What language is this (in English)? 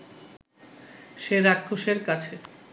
Bangla